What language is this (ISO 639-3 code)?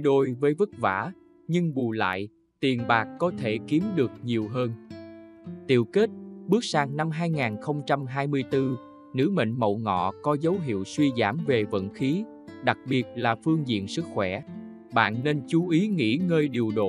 vie